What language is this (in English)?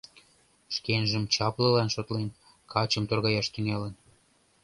Mari